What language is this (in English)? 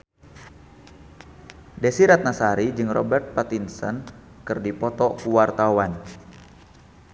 Sundanese